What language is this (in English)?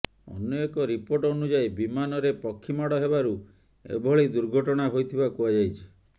Odia